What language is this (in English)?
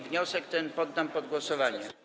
Polish